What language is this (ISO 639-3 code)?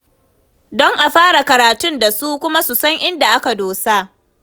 hau